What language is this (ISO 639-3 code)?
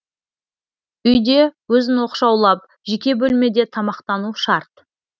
kaz